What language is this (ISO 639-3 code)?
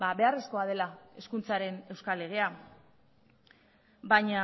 eus